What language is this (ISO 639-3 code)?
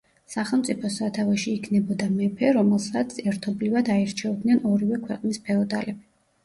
kat